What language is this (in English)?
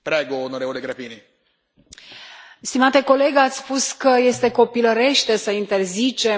Romanian